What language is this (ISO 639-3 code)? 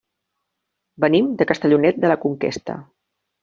cat